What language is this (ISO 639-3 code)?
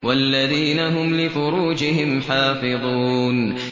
ara